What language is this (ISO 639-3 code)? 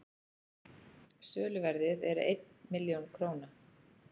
isl